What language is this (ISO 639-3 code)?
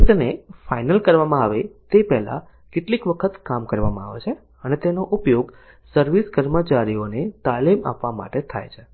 guj